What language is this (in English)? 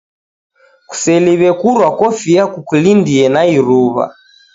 Taita